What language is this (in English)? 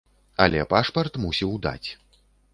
Belarusian